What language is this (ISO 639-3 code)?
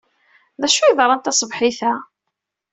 kab